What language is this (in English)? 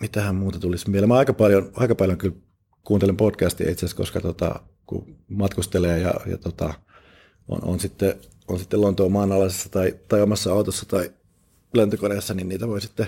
Finnish